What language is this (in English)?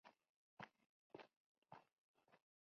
Spanish